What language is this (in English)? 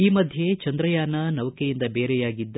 Kannada